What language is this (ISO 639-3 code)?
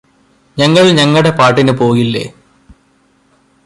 mal